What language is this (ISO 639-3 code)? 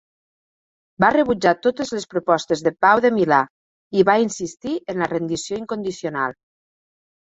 cat